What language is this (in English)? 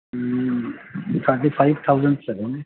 Urdu